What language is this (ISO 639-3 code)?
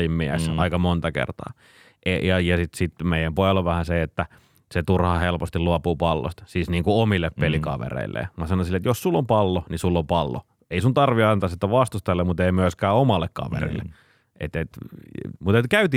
fin